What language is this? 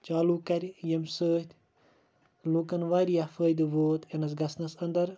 Kashmiri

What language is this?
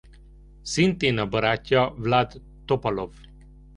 Hungarian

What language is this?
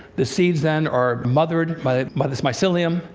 English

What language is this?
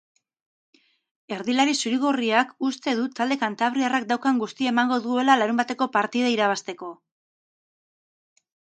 Basque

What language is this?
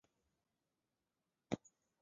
Chinese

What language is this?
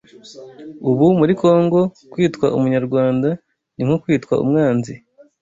Kinyarwanda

